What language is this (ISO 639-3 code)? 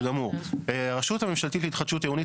heb